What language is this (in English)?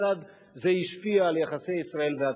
Hebrew